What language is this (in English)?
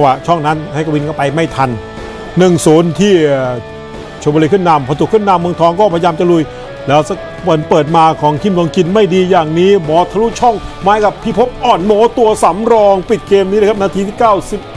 Thai